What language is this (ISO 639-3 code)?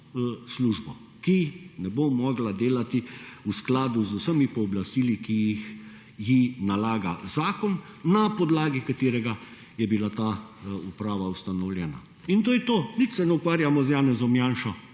slv